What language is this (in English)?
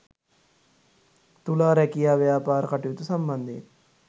Sinhala